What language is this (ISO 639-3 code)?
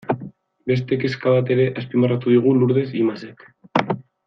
eus